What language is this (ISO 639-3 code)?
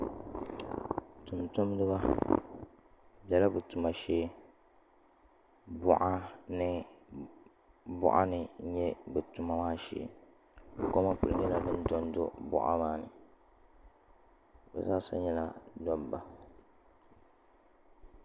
dag